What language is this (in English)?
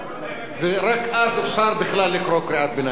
Hebrew